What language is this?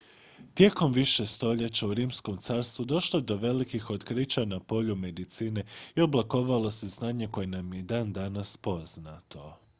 Croatian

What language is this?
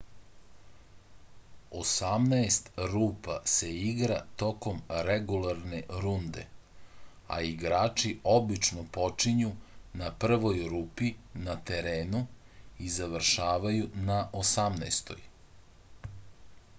Serbian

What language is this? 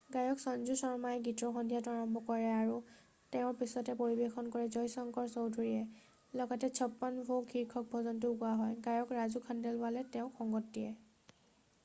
Assamese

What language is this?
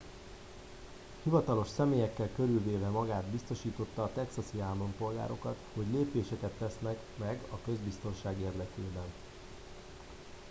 Hungarian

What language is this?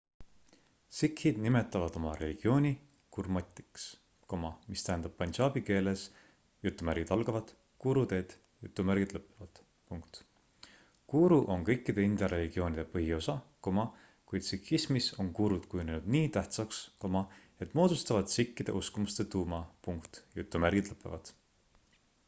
Estonian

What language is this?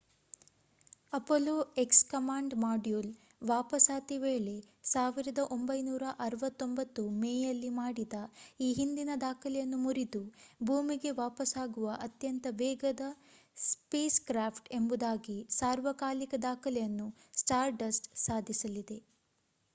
Kannada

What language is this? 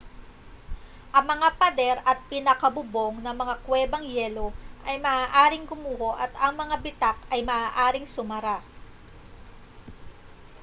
Filipino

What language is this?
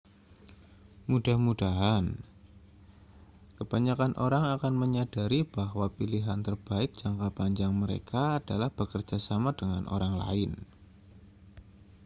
Indonesian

